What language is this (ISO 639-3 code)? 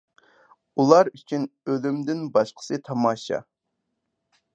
uig